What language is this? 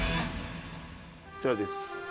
Japanese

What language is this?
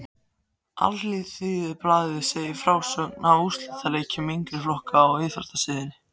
Icelandic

